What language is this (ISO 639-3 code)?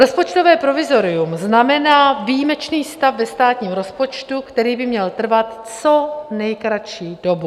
ces